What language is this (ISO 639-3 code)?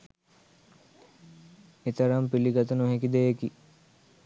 sin